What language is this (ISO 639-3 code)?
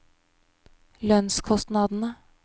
nor